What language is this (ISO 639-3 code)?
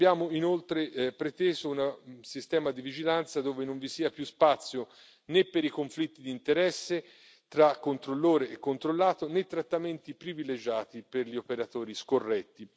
ita